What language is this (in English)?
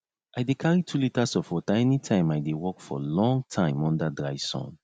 Nigerian Pidgin